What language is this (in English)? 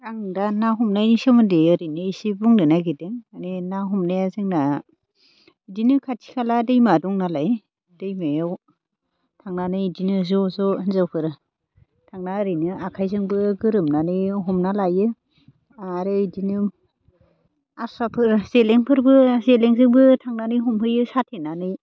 Bodo